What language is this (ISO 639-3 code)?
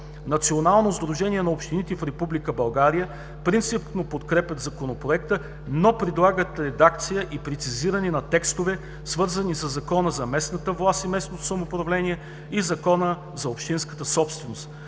bul